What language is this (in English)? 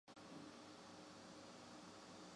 Chinese